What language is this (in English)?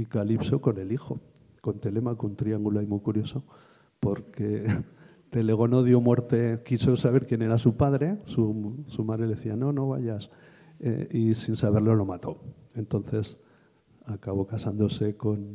Spanish